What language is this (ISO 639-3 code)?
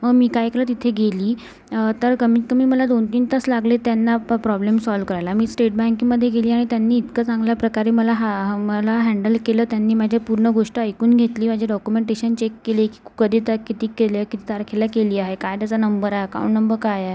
mar